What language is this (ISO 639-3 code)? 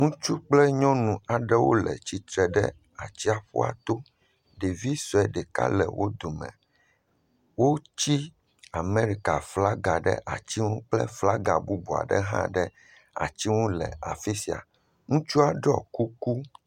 ewe